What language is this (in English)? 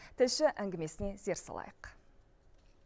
Kazakh